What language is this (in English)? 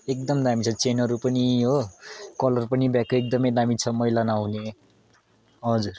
Nepali